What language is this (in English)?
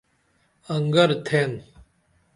Dameli